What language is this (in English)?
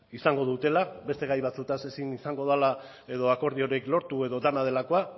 Basque